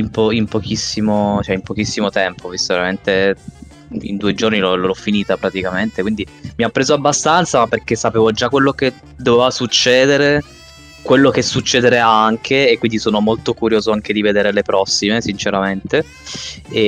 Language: Italian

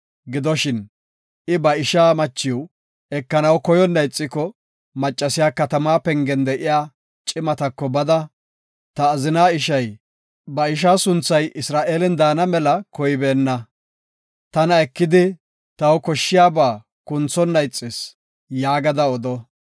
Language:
Gofa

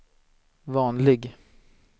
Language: Swedish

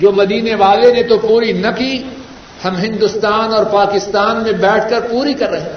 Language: Urdu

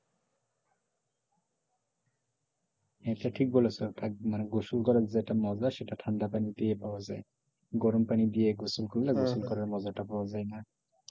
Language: Bangla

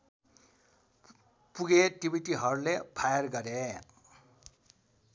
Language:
Nepali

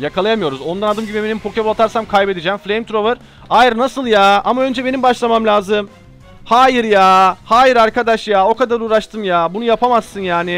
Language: Turkish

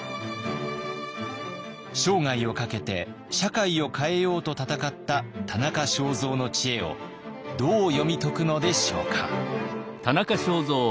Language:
Japanese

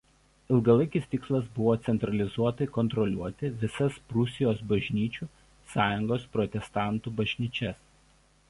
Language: Lithuanian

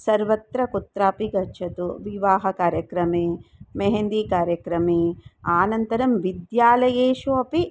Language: Sanskrit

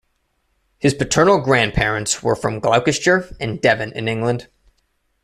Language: English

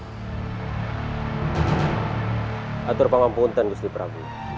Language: Indonesian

